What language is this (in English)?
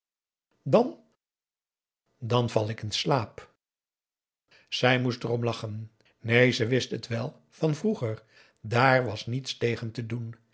Dutch